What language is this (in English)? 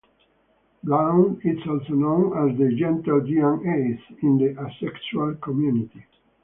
English